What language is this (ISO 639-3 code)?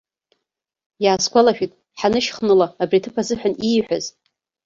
abk